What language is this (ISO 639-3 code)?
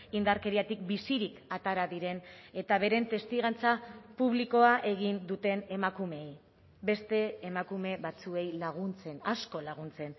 eus